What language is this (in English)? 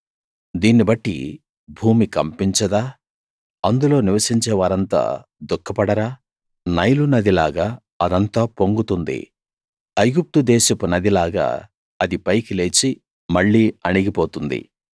Telugu